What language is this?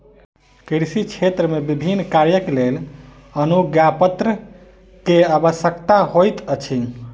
Maithili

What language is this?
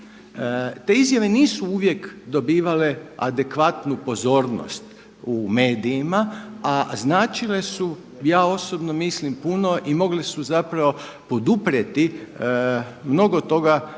Croatian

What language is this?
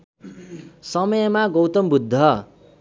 Nepali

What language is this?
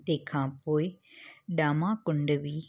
Sindhi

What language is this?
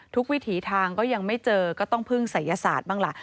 Thai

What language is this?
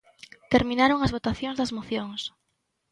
Galician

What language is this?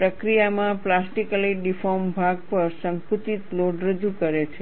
Gujarati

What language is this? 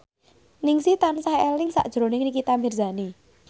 Javanese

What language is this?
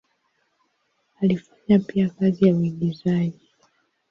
Swahili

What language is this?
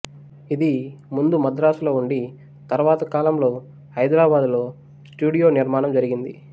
Telugu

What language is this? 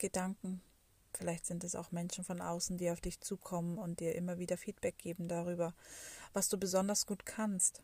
German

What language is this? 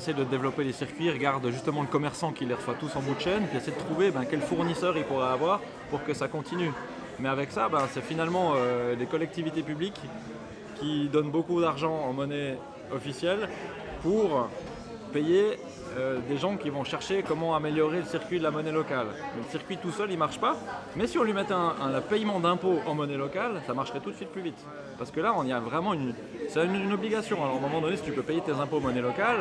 French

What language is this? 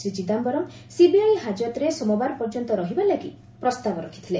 Odia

